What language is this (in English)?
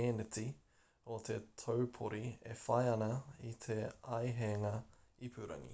Māori